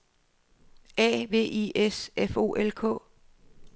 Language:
Danish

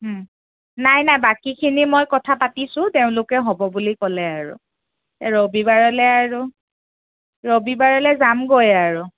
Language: Assamese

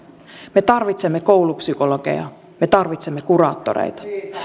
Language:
Finnish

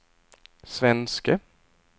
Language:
Swedish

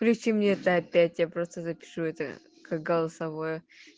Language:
Russian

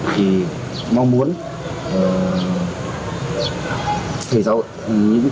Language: Vietnamese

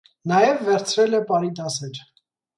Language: Armenian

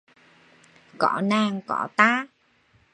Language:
Vietnamese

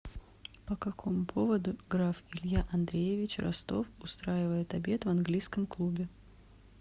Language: Russian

